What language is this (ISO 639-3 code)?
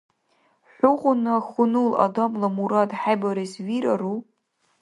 dar